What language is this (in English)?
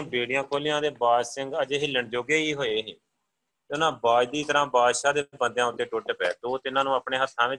Punjabi